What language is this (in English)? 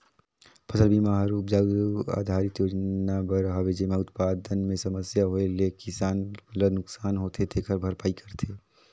Chhattisgarhi